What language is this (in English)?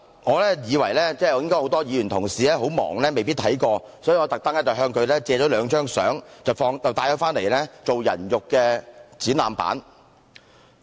Cantonese